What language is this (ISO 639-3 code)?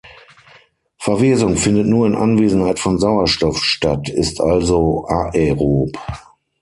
deu